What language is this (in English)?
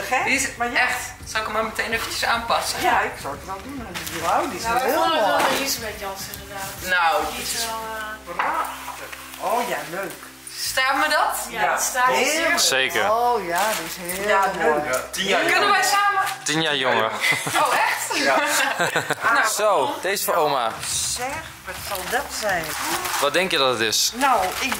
Dutch